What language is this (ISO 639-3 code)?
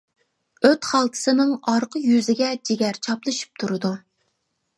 uig